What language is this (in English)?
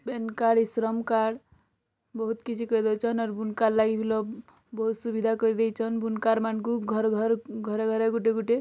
Odia